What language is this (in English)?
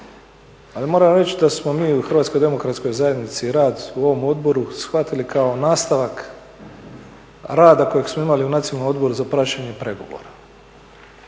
Croatian